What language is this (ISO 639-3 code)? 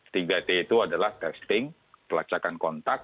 ind